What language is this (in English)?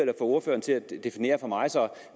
Danish